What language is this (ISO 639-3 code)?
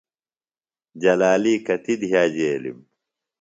phl